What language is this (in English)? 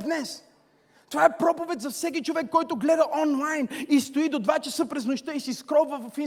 Bulgarian